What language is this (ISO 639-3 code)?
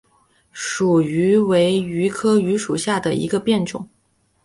zho